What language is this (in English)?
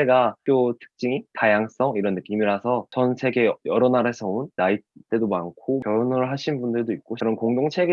Korean